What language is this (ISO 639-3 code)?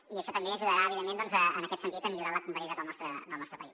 cat